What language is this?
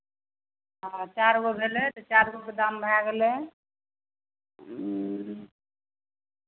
Maithili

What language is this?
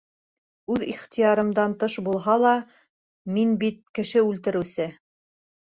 Bashkir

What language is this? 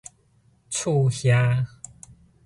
Min Nan Chinese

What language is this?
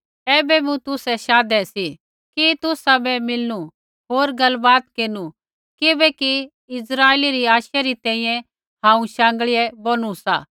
Kullu Pahari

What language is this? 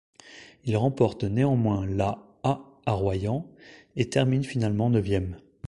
French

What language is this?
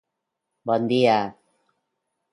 Spanish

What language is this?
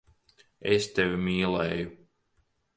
Latvian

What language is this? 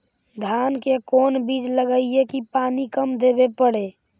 Magahi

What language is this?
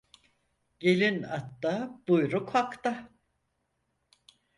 Turkish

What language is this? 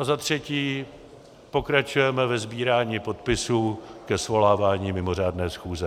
Czech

